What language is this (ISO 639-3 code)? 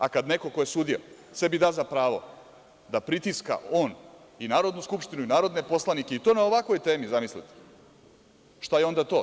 srp